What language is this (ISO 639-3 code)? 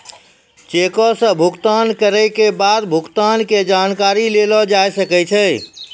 mai